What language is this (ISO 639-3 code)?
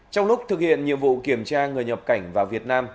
vie